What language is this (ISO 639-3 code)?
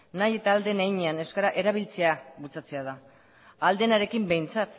eus